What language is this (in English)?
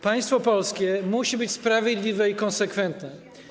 Polish